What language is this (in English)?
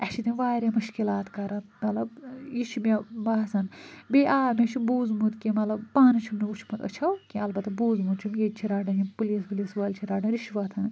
Kashmiri